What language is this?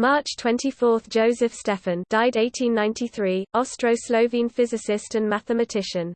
English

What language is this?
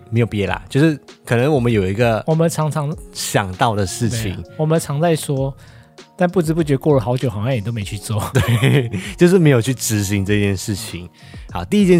Chinese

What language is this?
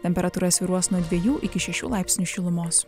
Lithuanian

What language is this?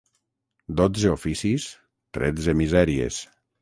Catalan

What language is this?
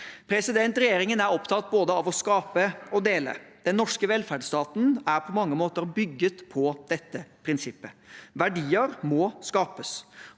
Norwegian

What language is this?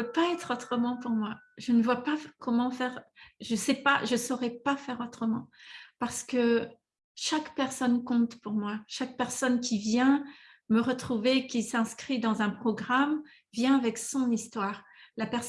French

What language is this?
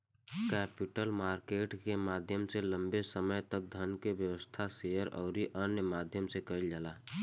Bhojpuri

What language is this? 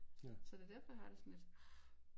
Danish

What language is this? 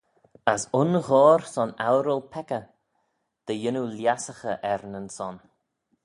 Manx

